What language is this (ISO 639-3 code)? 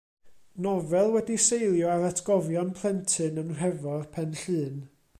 cym